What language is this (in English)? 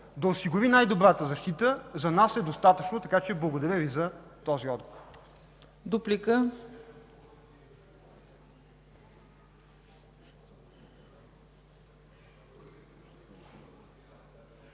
Bulgarian